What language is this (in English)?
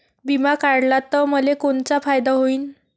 Marathi